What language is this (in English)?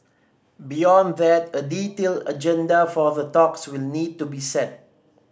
English